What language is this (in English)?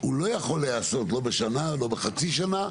Hebrew